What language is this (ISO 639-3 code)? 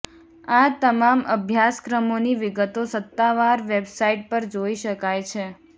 guj